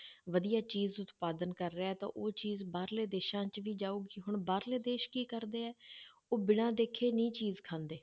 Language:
Punjabi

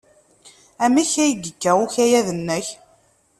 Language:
Kabyle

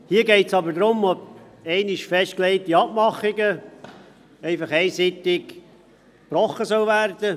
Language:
Swiss German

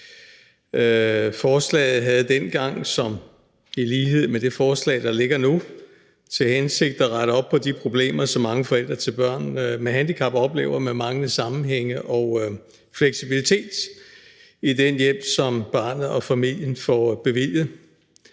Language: Danish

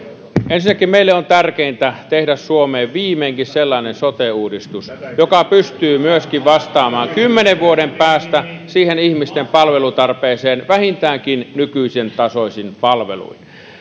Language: Finnish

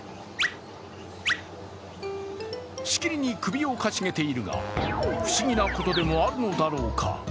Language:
Japanese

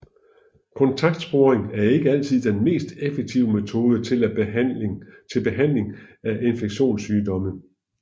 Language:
Danish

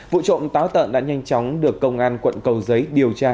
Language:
Vietnamese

